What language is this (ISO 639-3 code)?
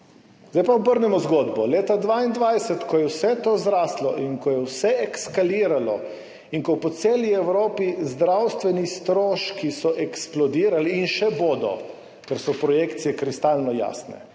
slv